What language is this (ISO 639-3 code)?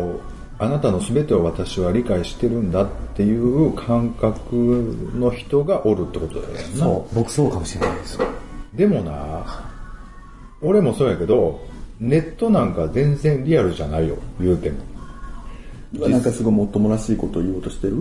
jpn